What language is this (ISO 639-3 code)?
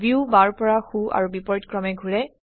asm